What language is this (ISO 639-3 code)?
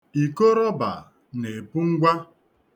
ibo